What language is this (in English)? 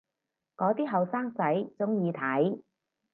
Cantonese